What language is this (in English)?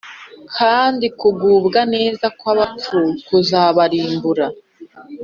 Kinyarwanda